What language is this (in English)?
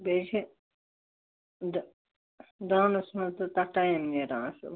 Kashmiri